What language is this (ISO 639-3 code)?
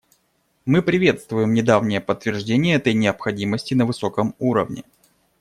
rus